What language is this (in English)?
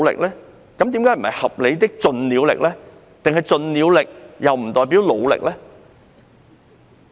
Cantonese